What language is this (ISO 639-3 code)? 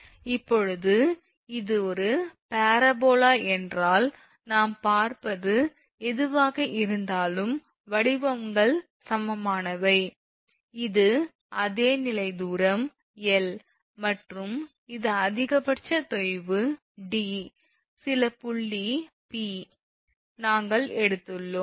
tam